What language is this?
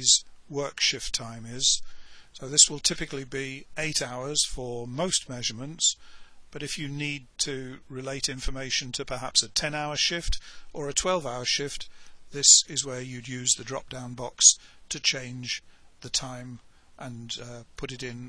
English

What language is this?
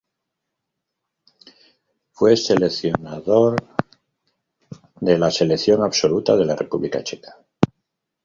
Spanish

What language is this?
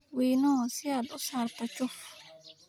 Somali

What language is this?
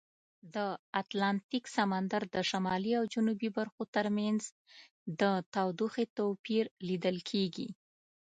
Pashto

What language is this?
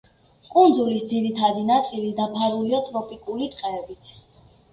Georgian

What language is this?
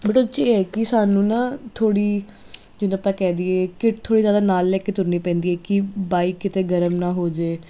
Punjabi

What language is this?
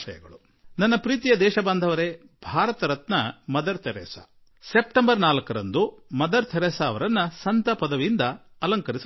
Kannada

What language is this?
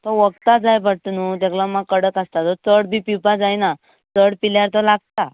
Konkani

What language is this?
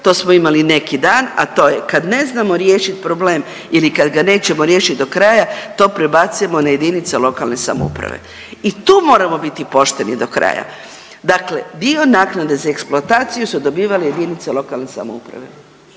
Croatian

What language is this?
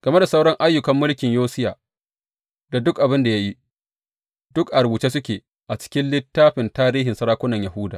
Hausa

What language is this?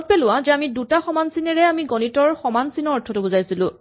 Assamese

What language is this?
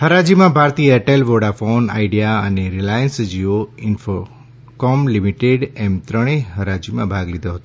Gujarati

